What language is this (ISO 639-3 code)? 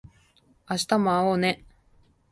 jpn